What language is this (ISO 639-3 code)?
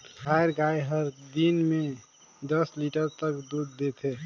hne